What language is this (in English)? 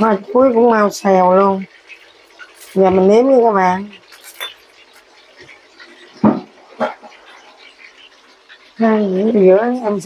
Vietnamese